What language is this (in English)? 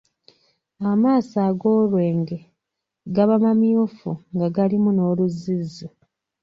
Ganda